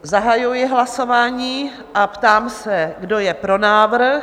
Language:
Czech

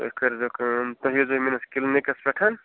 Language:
Kashmiri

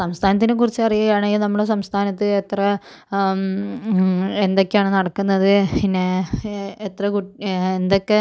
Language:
Malayalam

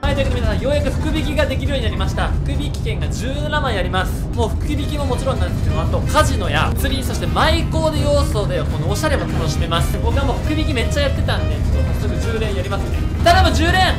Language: Japanese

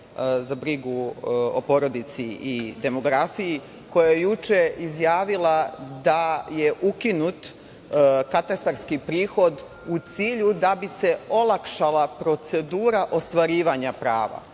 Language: Serbian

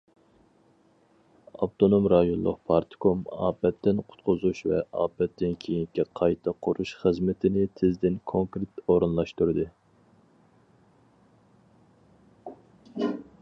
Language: Uyghur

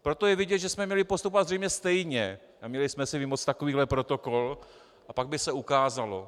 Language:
Czech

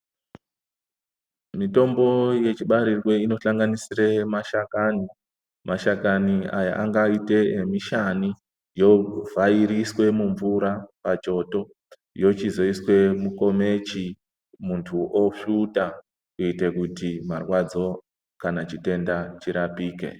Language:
Ndau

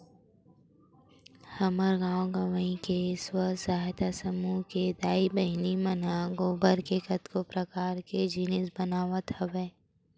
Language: Chhattisgarhi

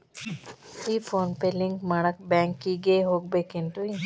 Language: Kannada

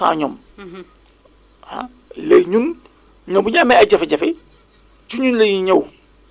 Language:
Wolof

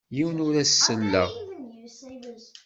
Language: Kabyle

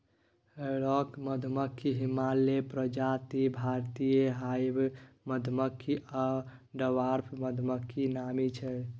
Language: Maithili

